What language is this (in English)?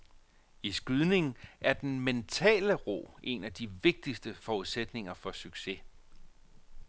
Danish